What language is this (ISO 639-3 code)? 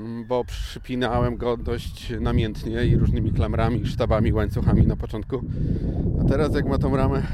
pol